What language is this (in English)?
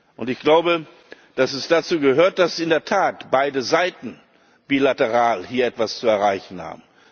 German